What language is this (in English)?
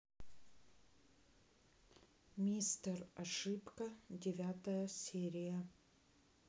Russian